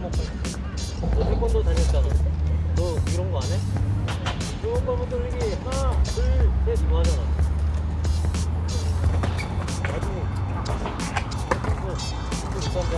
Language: Korean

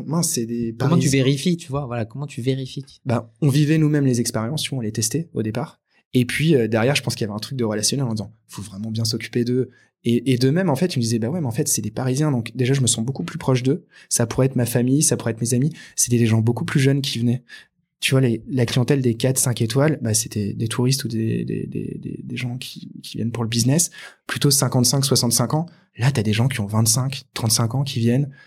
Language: French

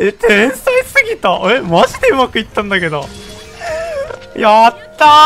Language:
Japanese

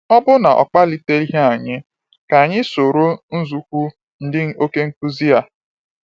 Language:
Igbo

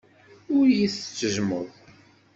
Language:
Kabyle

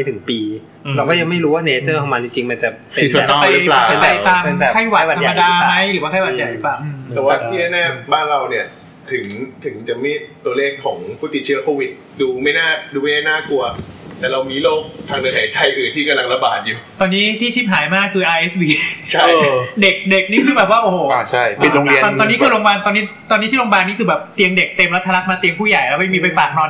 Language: Thai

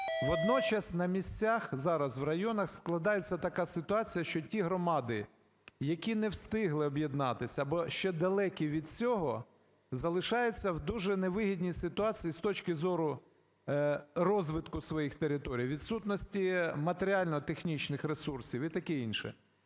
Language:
Ukrainian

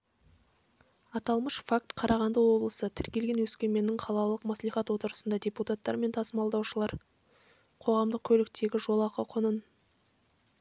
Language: Kazakh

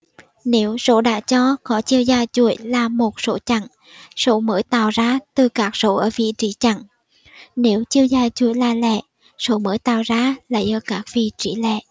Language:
Vietnamese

